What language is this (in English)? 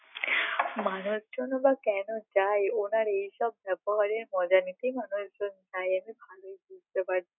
Bangla